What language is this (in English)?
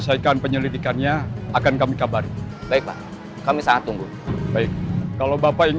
Indonesian